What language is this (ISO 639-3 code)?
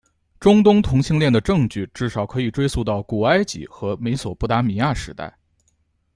zho